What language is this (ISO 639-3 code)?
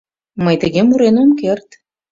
chm